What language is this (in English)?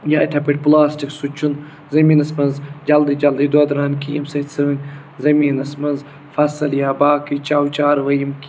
Kashmiri